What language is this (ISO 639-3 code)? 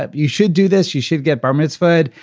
eng